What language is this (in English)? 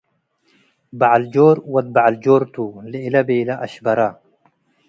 Tigre